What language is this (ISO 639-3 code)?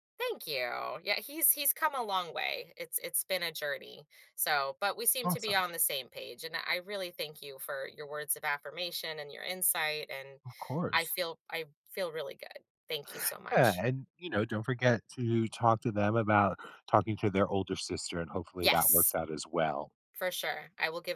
eng